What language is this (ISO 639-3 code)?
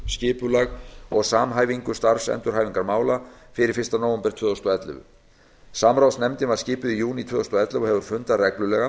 isl